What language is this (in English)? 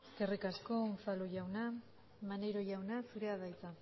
Basque